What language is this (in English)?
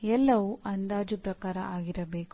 Kannada